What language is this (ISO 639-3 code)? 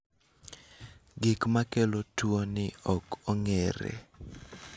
luo